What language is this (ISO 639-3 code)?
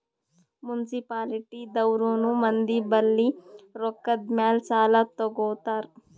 kan